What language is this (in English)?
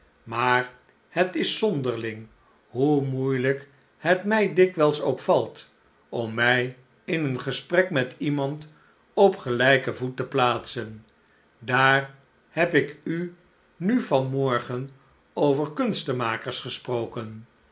Dutch